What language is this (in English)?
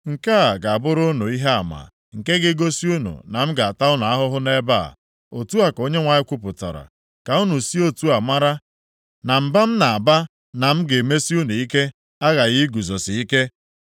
Igbo